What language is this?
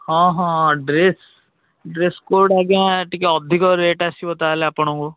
Odia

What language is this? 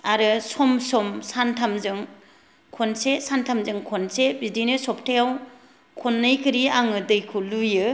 Bodo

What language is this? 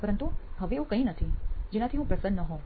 Gujarati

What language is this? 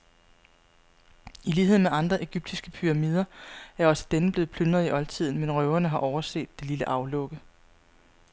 Danish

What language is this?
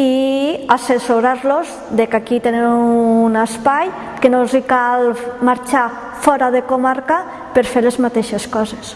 Catalan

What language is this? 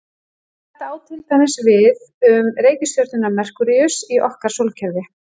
Icelandic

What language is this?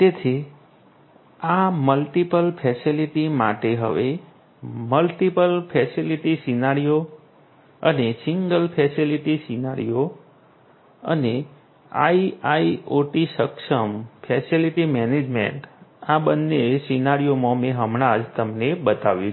Gujarati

